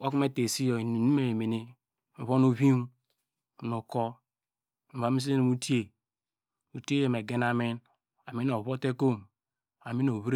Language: Degema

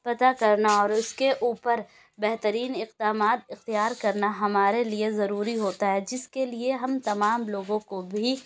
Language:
Urdu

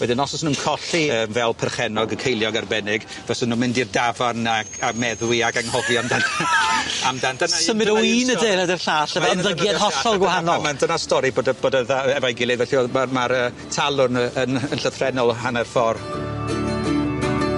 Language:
Welsh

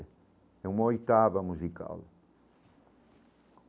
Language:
Portuguese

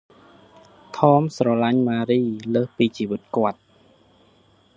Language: Khmer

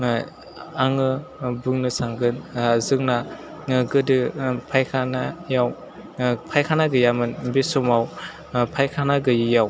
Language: Bodo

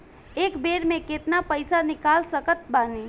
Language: Bhojpuri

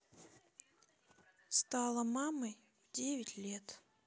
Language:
Russian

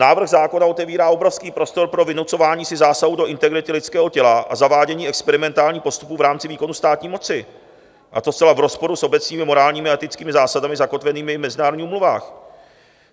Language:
Czech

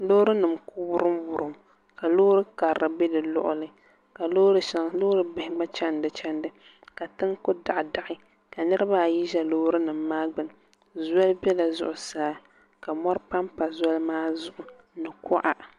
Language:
Dagbani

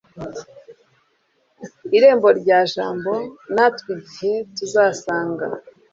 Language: Kinyarwanda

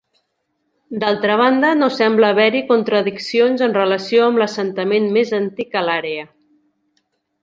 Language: Catalan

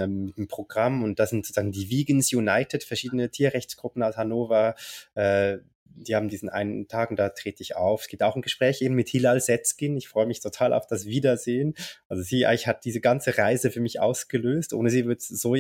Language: German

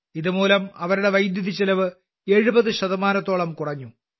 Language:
Malayalam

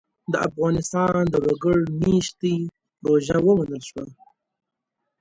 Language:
Pashto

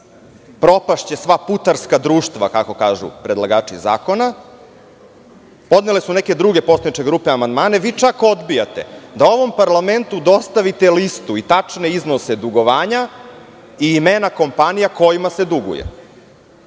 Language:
Serbian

